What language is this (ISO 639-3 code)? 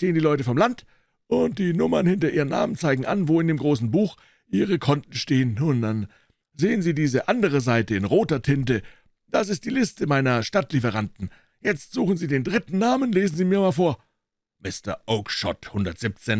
deu